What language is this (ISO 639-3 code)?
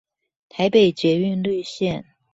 zho